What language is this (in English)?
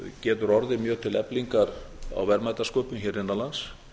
Icelandic